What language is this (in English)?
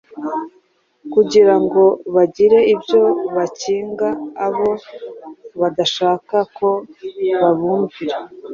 Kinyarwanda